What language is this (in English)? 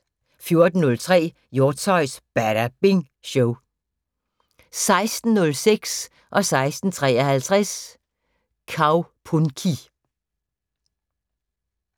Danish